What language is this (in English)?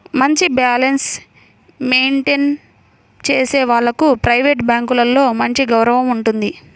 Telugu